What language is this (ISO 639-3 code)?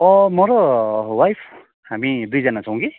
nep